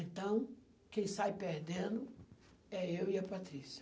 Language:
Portuguese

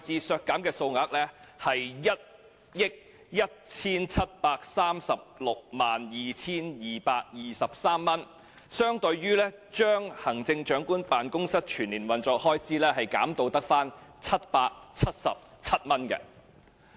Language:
Cantonese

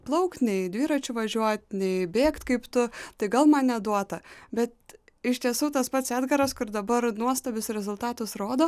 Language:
Lithuanian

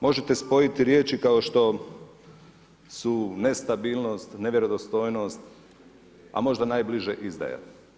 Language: Croatian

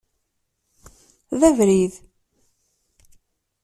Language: Kabyle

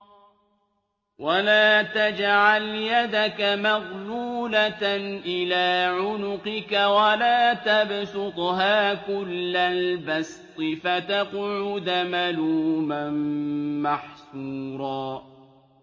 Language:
Arabic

